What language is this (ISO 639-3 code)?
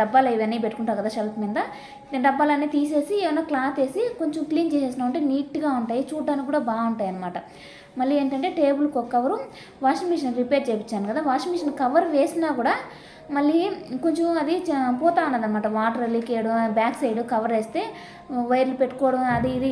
tel